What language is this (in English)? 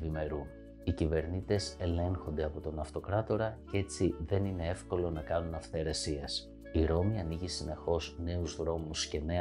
Greek